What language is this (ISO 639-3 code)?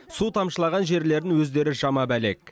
kaz